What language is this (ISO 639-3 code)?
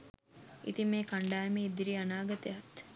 sin